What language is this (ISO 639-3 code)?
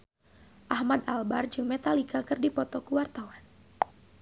sun